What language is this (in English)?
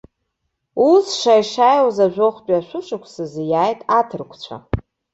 Abkhazian